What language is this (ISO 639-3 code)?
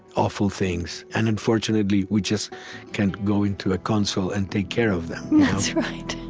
eng